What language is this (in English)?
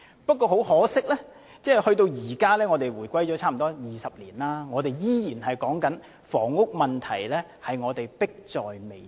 Cantonese